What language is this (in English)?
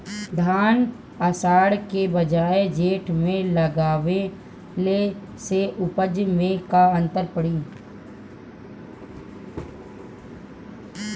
Bhojpuri